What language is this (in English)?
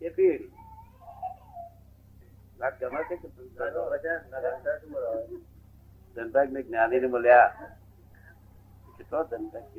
Gujarati